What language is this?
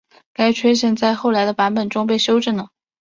Chinese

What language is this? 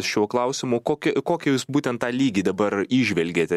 Lithuanian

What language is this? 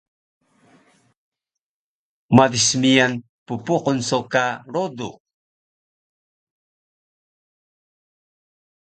Taroko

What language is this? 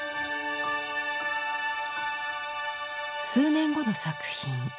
Japanese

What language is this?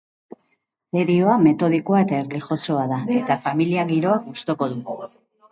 Basque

